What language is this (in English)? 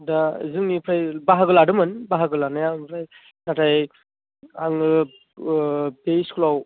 Bodo